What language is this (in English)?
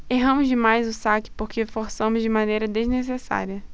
Portuguese